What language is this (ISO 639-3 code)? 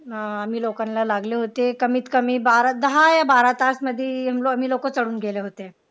mar